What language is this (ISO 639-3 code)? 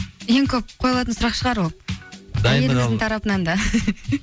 kaz